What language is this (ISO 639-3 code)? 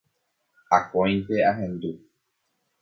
grn